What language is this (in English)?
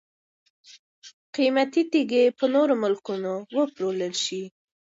Pashto